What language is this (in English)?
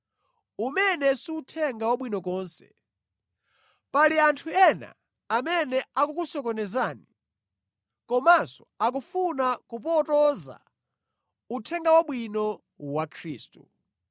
Nyanja